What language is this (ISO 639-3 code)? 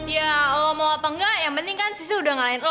ind